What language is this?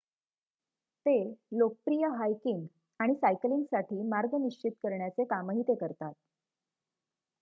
Marathi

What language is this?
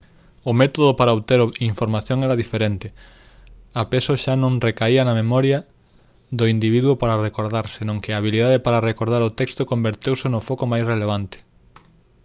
Galician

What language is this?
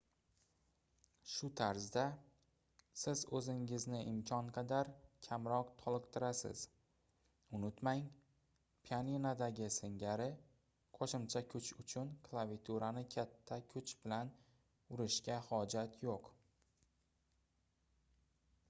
Uzbek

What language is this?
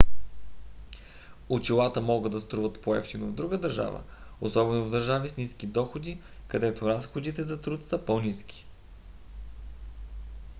Bulgarian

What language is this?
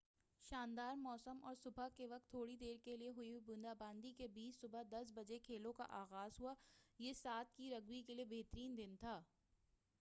Urdu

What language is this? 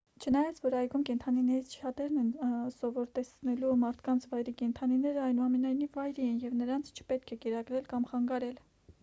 Armenian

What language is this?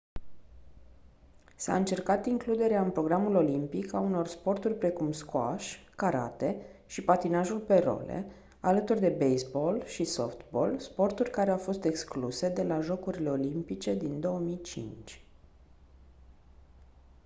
Romanian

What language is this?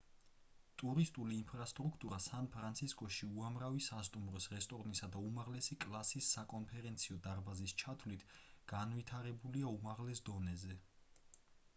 Georgian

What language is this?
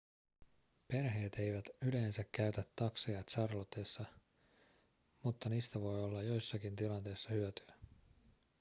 Finnish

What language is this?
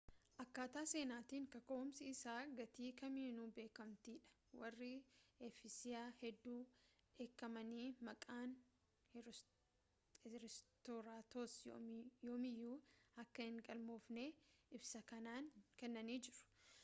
Oromo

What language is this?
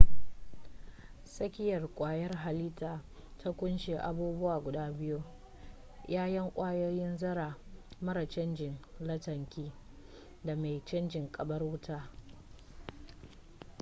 Hausa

